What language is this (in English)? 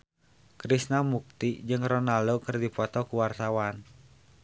Sundanese